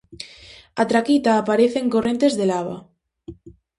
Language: Galician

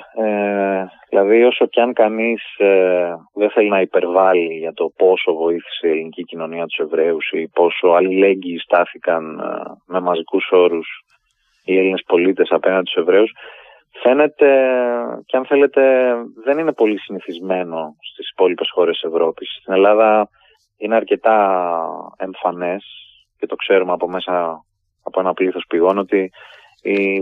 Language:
Greek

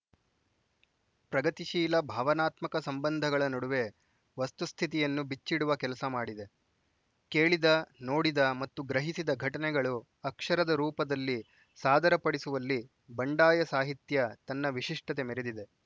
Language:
Kannada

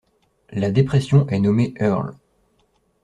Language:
French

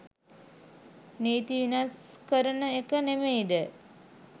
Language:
Sinhala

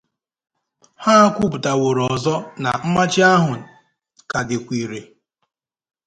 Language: Igbo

